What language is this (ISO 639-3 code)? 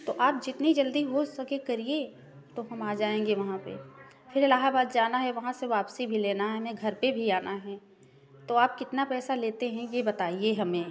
hin